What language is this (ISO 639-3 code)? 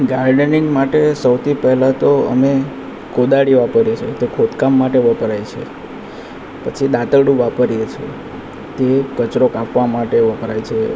guj